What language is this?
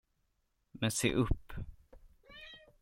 Swedish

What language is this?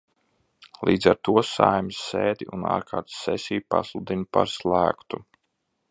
Latvian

